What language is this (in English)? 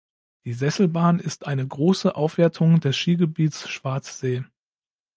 German